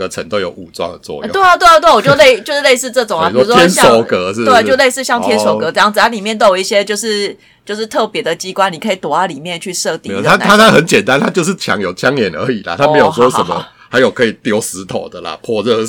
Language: Chinese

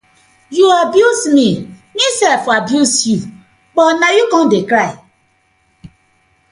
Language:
Nigerian Pidgin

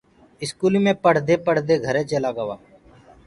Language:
Gurgula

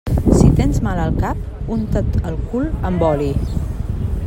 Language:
Catalan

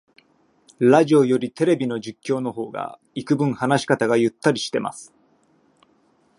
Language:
Japanese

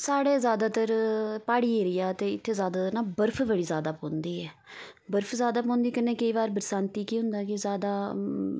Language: Dogri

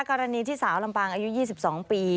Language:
Thai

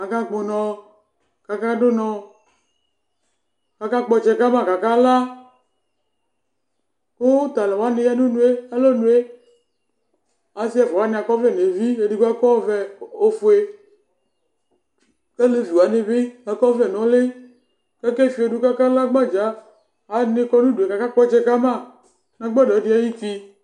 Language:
Ikposo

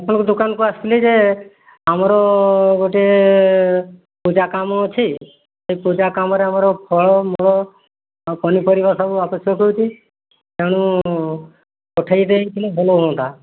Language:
Odia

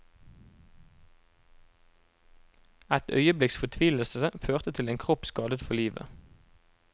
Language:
Norwegian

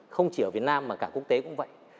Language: Vietnamese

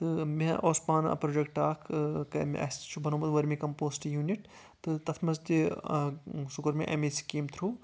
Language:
Kashmiri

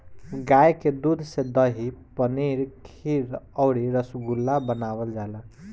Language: Bhojpuri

